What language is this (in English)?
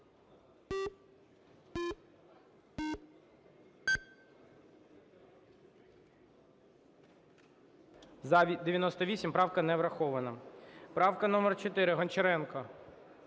Ukrainian